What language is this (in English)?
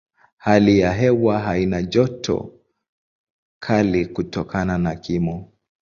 Swahili